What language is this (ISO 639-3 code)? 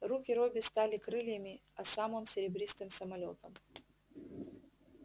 rus